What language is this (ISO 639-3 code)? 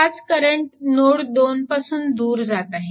mar